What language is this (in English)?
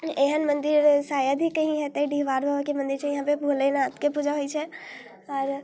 Maithili